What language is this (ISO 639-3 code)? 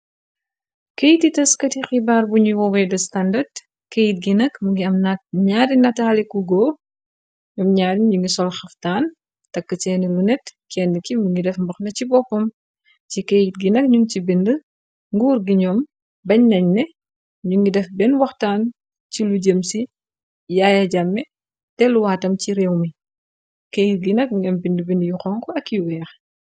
wol